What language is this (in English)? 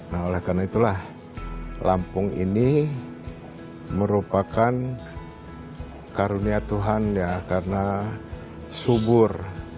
Indonesian